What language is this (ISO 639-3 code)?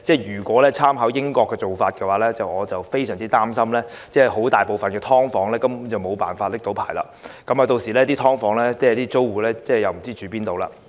yue